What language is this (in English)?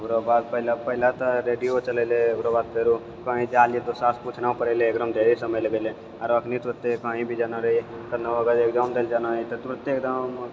Maithili